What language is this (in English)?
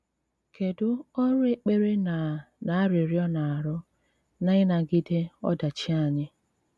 Igbo